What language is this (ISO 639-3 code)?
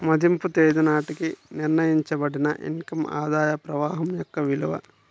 tel